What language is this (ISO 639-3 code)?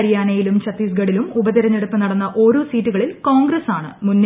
mal